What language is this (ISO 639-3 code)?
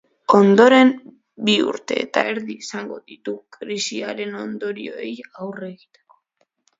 eus